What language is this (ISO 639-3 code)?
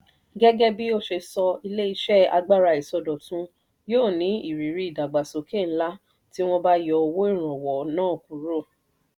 yor